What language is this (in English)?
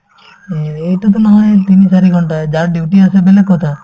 Assamese